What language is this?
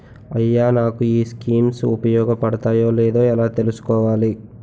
Telugu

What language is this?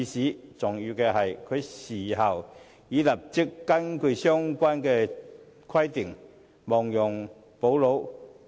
Cantonese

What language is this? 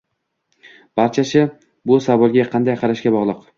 Uzbek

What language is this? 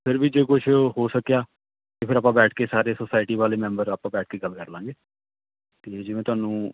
Punjabi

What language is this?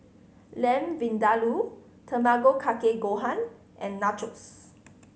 English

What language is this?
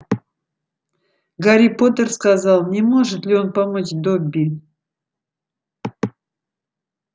Russian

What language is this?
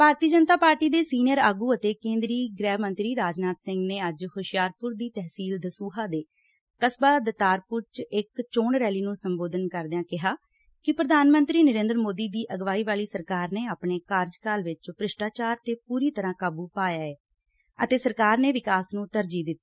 Punjabi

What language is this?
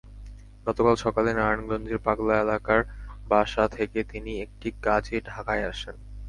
Bangla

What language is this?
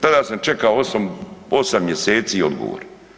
Croatian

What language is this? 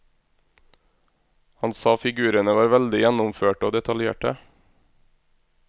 Norwegian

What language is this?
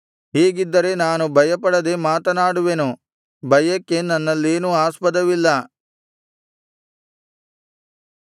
Kannada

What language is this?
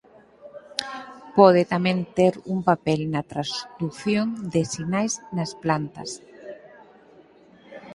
Galician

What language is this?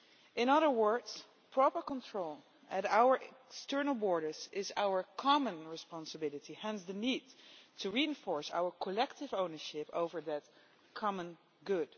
English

